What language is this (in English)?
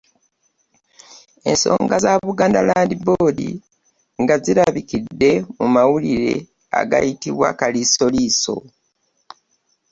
Ganda